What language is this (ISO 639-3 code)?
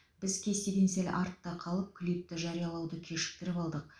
kaz